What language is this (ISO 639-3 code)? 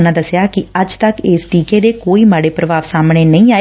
pan